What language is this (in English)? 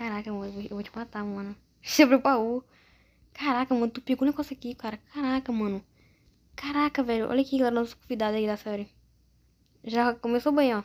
Portuguese